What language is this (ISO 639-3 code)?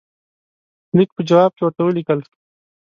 pus